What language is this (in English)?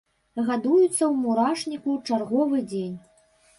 Belarusian